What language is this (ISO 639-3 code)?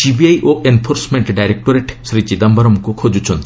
ori